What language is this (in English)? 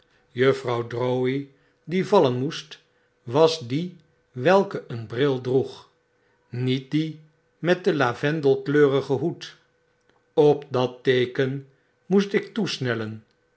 Dutch